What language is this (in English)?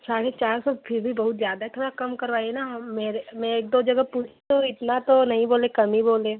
Hindi